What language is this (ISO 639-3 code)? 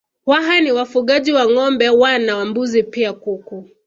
swa